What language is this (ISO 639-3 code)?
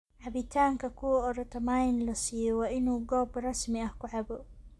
som